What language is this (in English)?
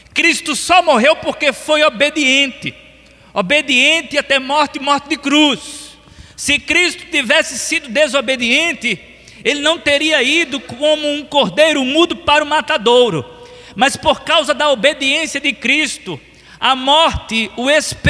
Portuguese